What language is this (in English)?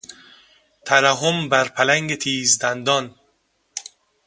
Persian